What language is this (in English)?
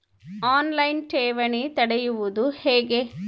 Kannada